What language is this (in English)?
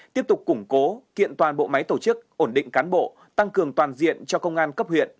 Vietnamese